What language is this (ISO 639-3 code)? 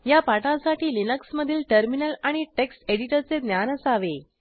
mar